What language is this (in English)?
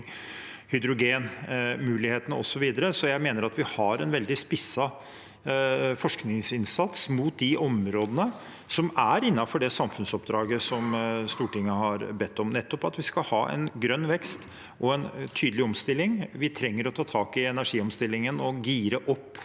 Norwegian